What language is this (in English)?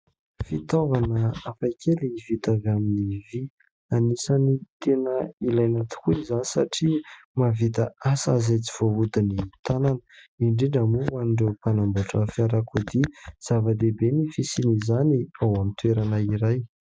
Malagasy